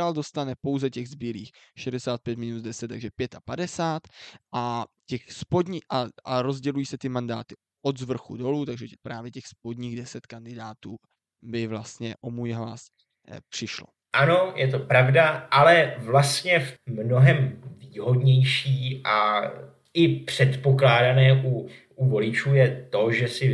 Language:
Czech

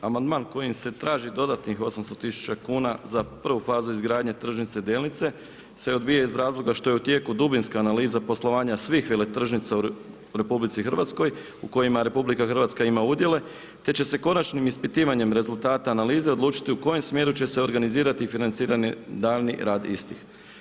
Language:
Croatian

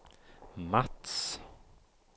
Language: Swedish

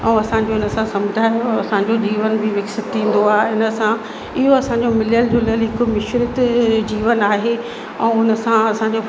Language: Sindhi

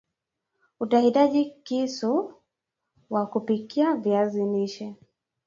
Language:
Swahili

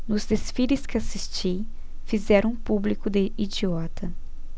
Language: Portuguese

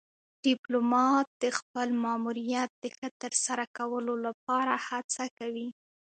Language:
Pashto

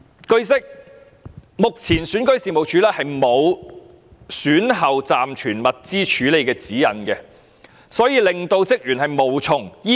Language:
Cantonese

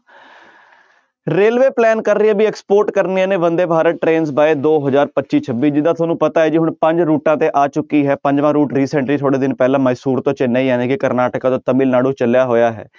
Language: Punjabi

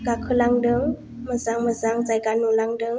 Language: Bodo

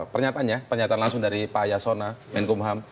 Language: Indonesian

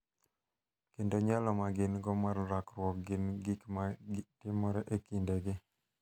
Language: Luo (Kenya and Tanzania)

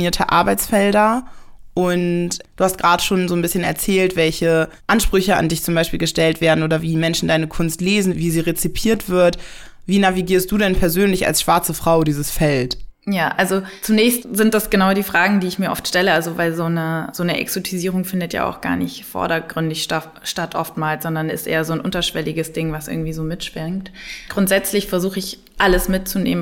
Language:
German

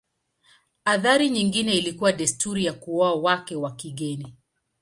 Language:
Swahili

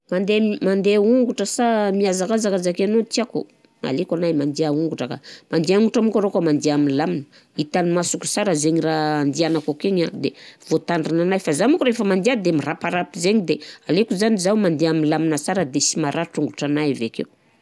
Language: Southern Betsimisaraka Malagasy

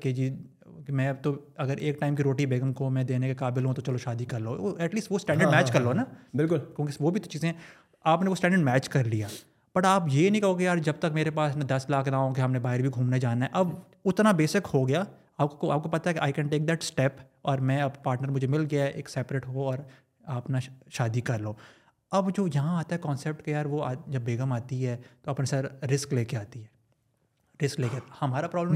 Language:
Urdu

